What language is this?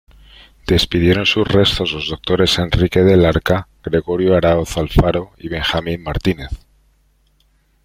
Spanish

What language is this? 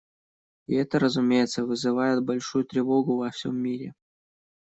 Russian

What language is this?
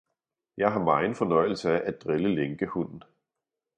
Danish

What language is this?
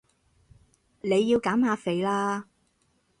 Cantonese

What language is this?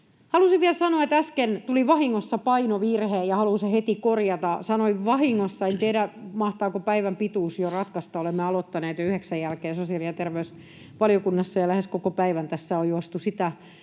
Finnish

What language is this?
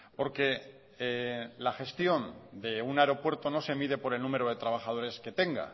Spanish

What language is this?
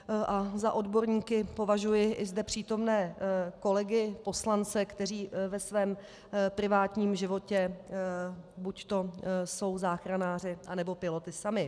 Czech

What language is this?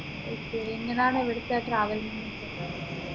Malayalam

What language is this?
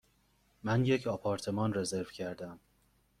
Persian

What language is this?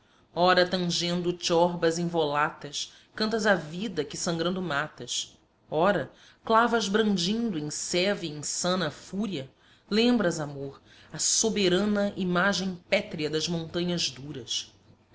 Portuguese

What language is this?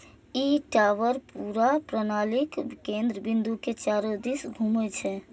Maithili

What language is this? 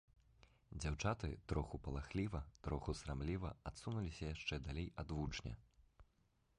Belarusian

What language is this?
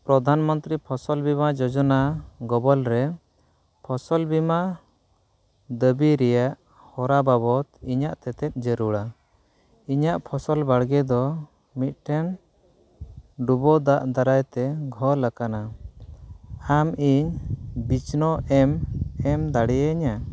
Santali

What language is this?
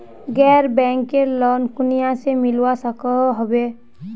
Magahi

